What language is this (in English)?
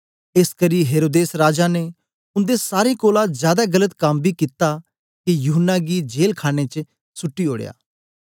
Dogri